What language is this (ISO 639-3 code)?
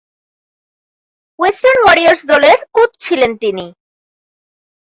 ben